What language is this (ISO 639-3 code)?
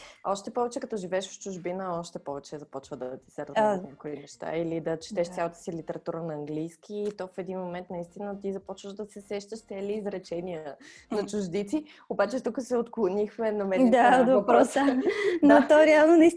bul